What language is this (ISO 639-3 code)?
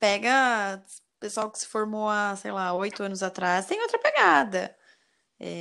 por